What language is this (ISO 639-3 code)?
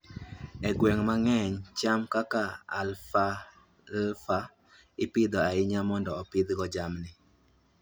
luo